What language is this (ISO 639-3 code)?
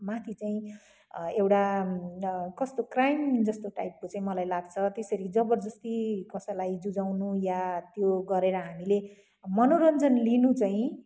nep